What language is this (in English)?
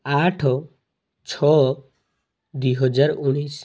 Odia